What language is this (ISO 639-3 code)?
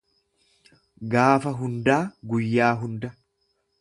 orm